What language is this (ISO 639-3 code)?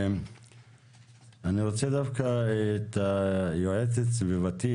heb